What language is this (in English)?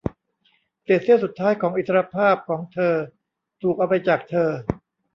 Thai